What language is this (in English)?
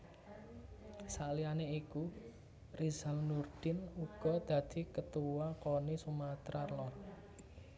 Javanese